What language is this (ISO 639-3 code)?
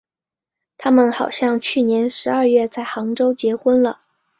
zho